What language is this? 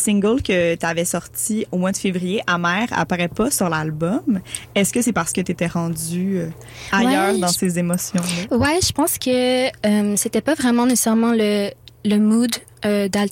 French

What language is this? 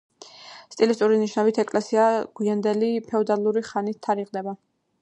Georgian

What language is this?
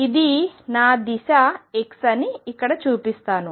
Telugu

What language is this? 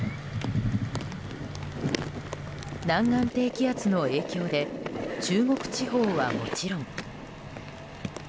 Japanese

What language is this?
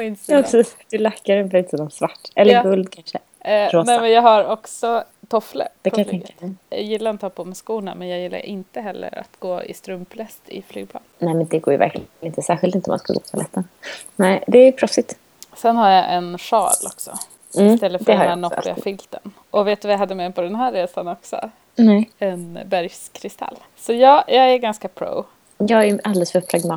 Swedish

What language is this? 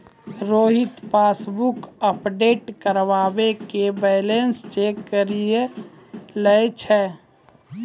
Maithili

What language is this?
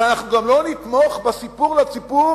Hebrew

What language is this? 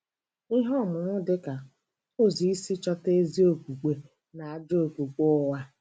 Igbo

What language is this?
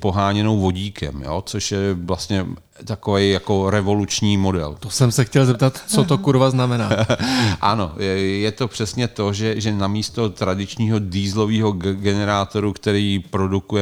Czech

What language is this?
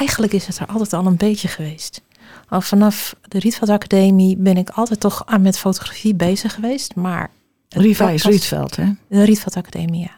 Dutch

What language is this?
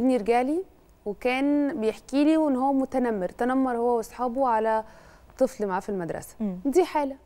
Arabic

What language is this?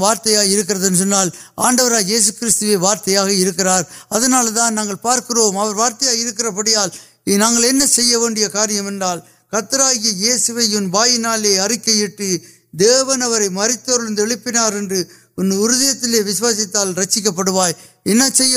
Urdu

